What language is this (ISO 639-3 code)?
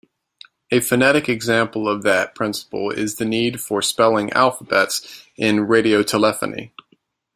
eng